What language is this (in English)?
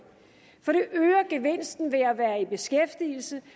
Danish